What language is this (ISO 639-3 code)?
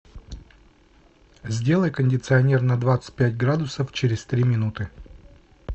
rus